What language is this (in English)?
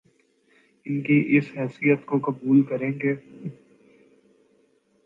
Urdu